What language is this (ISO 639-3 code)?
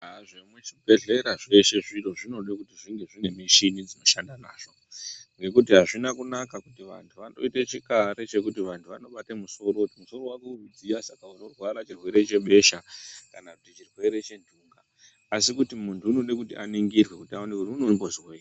ndc